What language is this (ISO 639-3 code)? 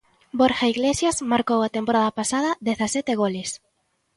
glg